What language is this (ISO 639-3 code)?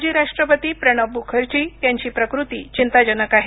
mar